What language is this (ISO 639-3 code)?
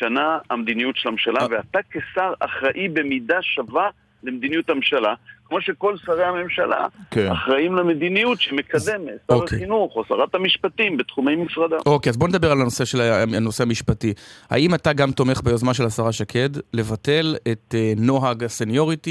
heb